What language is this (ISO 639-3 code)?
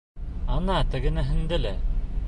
bak